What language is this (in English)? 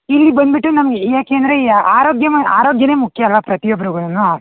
Kannada